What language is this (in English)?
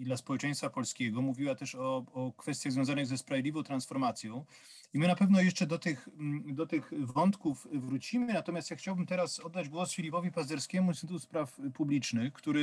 Polish